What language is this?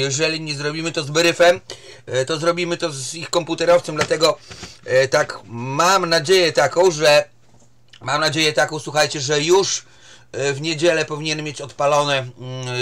Polish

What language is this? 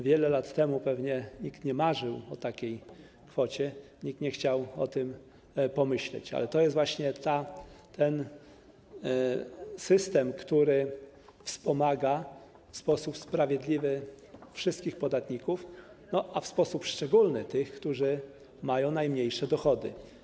Polish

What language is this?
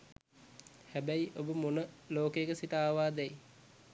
Sinhala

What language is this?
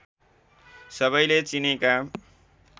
Nepali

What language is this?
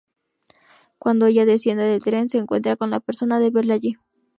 Spanish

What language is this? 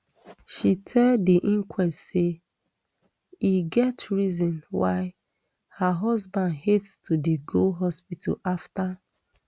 Nigerian Pidgin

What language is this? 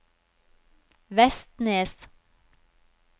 Norwegian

